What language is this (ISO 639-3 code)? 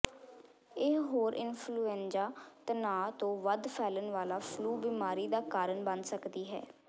pan